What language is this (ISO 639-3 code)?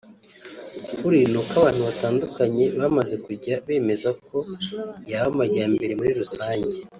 kin